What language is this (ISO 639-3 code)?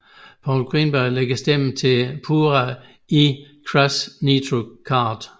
dan